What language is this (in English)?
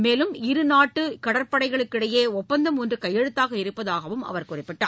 Tamil